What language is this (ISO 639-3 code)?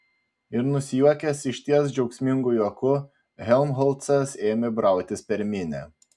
lit